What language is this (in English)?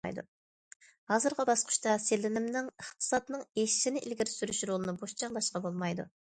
Uyghur